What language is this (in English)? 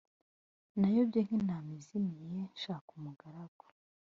Kinyarwanda